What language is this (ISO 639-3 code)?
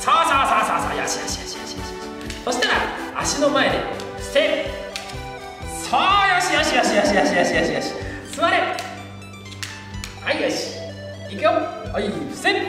jpn